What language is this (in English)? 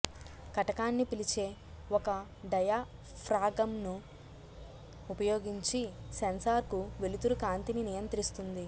Telugu